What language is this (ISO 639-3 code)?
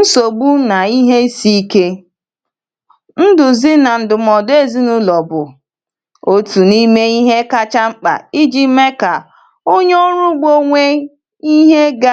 ibo